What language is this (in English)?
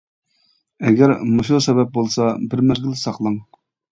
Uyghur